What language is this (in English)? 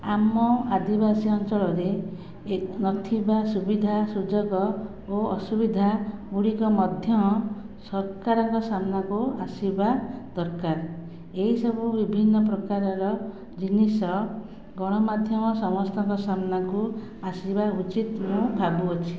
Odia